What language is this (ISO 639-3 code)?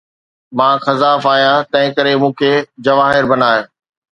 snd